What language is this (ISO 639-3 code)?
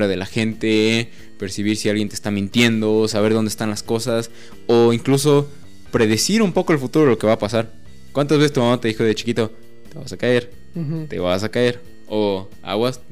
spa